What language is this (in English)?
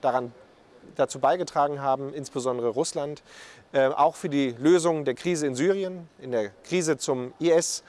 German